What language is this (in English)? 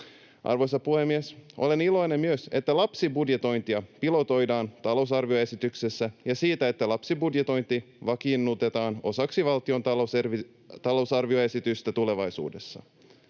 Finnish